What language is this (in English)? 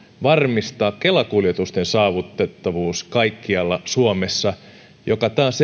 Finnish